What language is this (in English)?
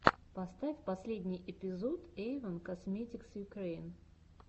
Russian